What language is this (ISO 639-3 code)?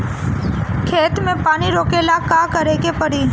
bho